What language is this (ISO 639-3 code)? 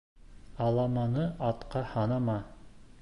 bak